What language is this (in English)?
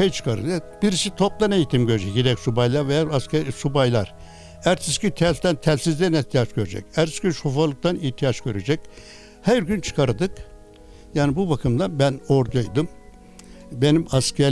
Turkish